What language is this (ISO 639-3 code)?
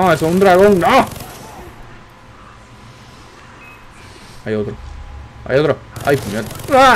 spa